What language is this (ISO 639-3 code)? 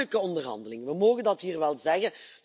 nld